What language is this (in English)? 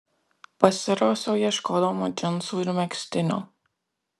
Lithuanian